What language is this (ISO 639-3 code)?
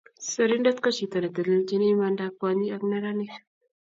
kln